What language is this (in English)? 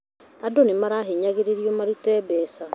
Kikuyu